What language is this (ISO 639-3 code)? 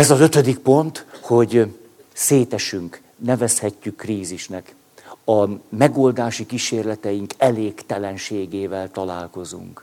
hun